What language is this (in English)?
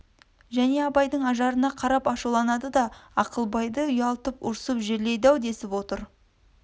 Kazakh